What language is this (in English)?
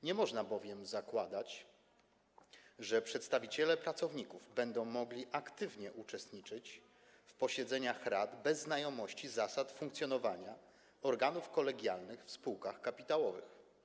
Polish